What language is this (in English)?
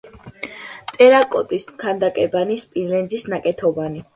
Georgian